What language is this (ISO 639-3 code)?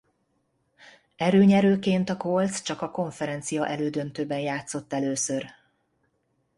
hun